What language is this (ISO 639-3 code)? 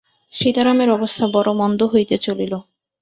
ben